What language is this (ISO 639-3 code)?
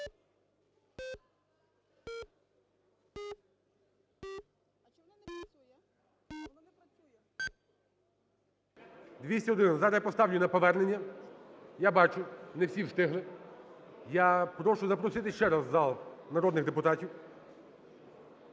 ukr